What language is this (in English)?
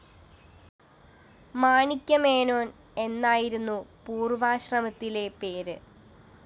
Malayalam